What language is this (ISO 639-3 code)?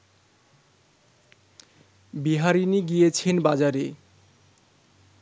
ben